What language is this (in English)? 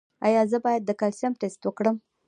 Pashto